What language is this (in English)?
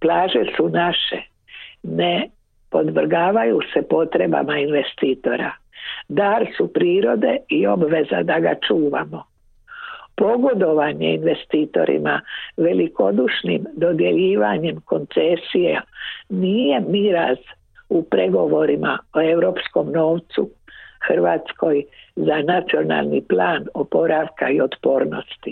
Croatian